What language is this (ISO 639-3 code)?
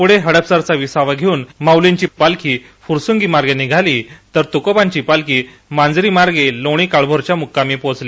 mar